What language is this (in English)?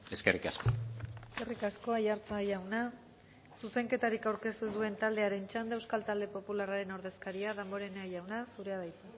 Basque